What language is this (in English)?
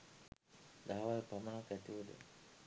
Sinhala